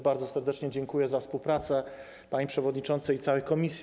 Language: Polish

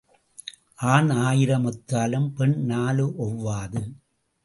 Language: Tamil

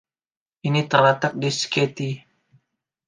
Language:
Indonesian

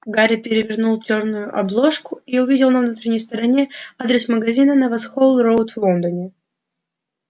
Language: Russian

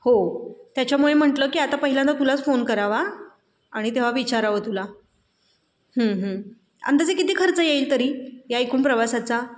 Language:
Marathi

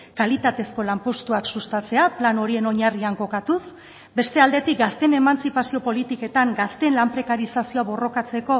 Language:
Basque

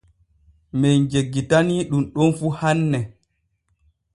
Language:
Borgu Fulfulde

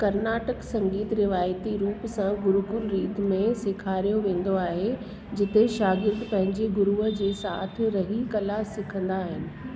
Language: Sindhi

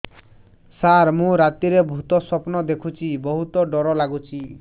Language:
Odia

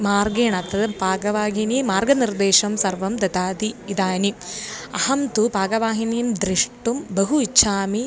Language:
Sanskrit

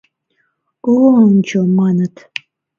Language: Mari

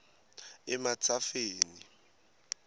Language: Swati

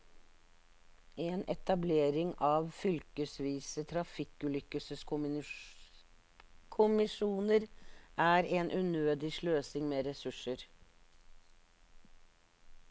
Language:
Norwegian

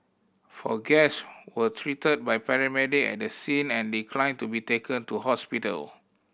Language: English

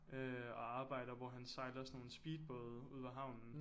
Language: Danish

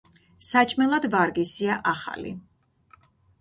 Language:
Georgian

